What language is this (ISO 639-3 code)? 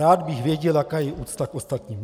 ces